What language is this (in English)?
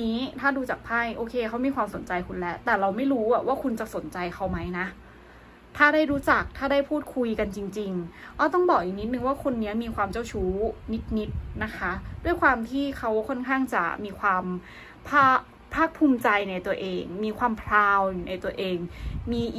Thai